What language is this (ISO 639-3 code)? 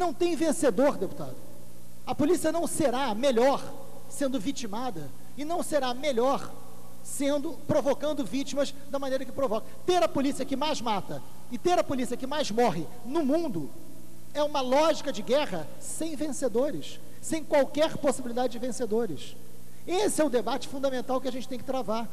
por